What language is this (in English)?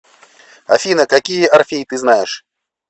Russian